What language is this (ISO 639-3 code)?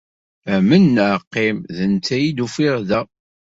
kab